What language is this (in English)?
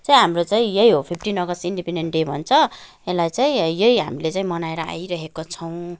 Nepali